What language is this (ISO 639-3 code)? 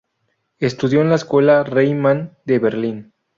spa